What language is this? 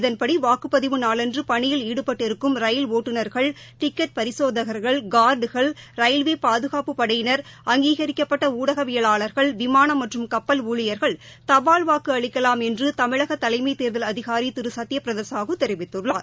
Tamil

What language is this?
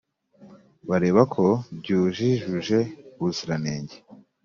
Kinyarwanda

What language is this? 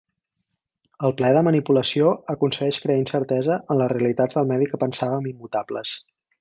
Catalan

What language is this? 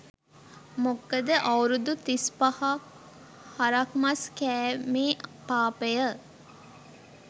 Sinhala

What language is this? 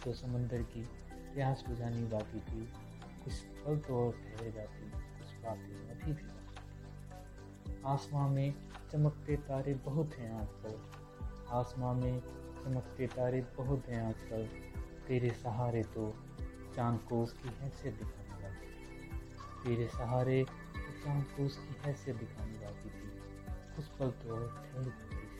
Hindi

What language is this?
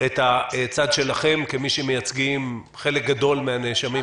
Hebrew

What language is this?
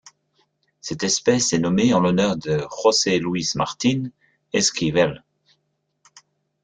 French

